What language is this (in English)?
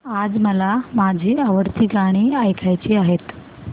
Marathi